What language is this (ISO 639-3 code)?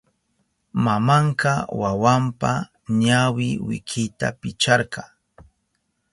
qup